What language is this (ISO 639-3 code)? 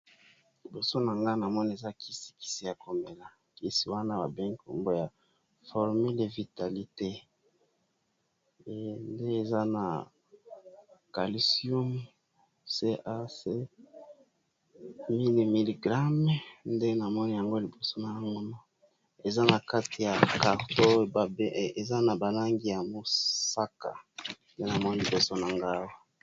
lin